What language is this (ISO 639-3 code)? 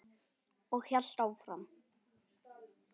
isl